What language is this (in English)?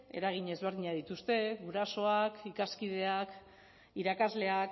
Basque